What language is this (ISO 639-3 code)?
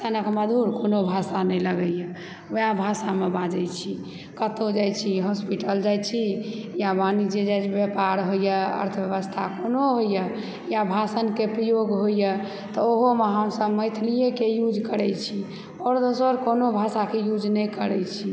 mai